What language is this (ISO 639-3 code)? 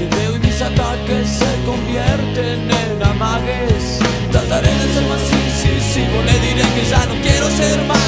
spa